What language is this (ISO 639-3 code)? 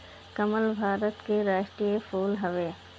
bho